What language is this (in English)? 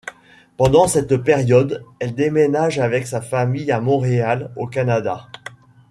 French